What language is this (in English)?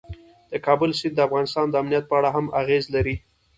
Pashto